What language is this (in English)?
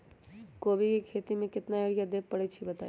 Magahi